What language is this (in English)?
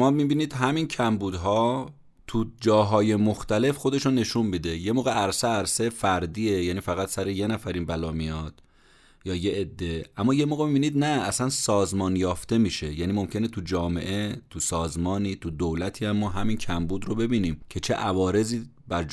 Persian